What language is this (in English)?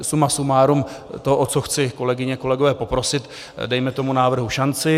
Czech